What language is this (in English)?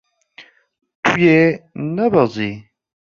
Kurdish